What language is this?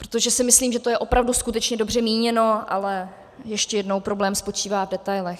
Czech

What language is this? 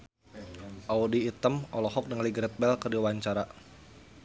Sundanese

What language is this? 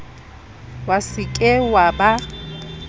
Southern Sotho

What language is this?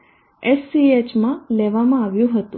Gujarati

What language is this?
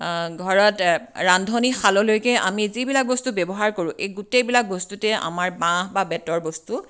Assamese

